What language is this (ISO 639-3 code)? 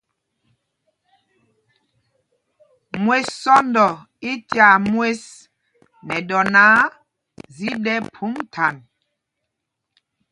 mgg